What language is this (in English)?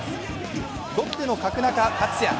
Japanese